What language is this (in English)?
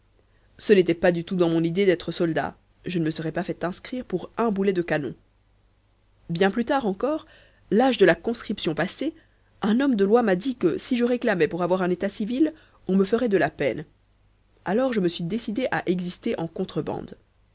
French